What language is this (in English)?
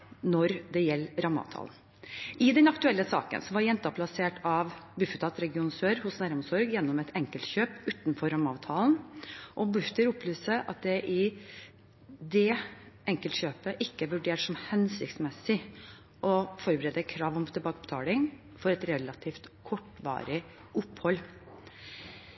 Norwegian Bokmål